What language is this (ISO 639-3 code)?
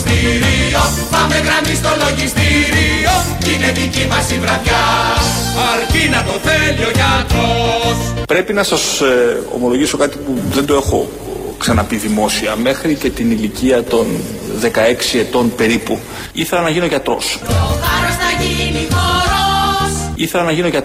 ell